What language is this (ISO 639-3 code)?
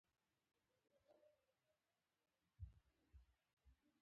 pus